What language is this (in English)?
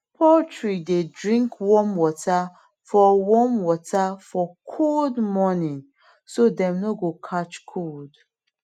Nigerian Pidgin